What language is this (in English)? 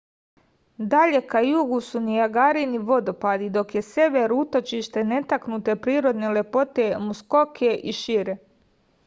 Serbian